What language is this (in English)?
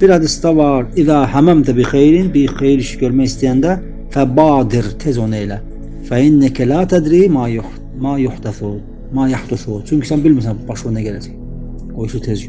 Turkish